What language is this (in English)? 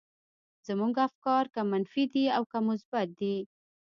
Pashto